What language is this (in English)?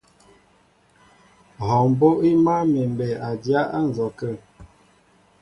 Mbo (Cameroon)